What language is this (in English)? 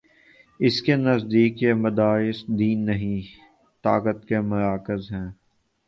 Urdu